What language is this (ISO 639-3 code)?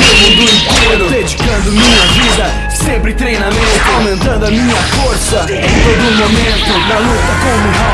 vie